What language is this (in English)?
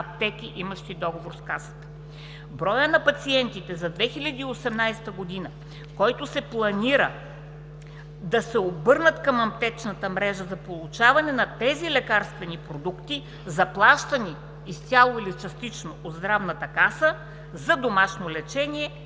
Bulgarian